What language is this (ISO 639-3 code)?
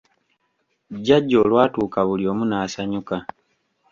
lug